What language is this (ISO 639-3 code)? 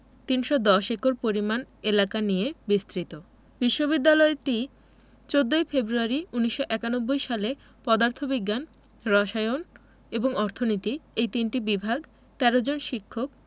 ben